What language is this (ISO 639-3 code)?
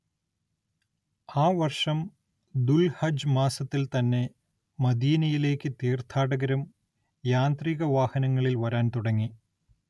mal